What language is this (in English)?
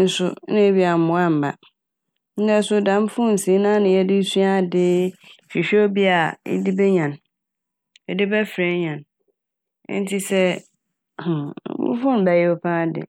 Akan